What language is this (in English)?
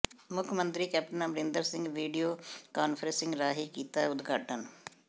Punjabi